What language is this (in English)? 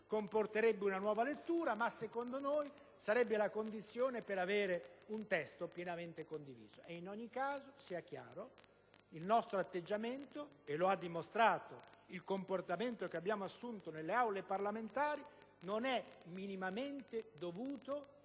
Italian